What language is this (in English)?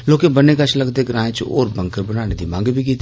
Dogri